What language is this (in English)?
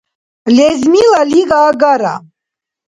Dargwa